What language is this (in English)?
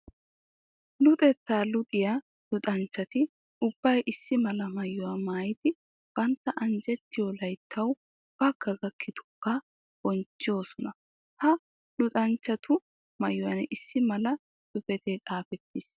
Wolaytta